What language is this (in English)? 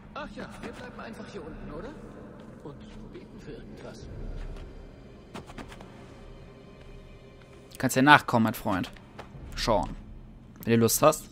German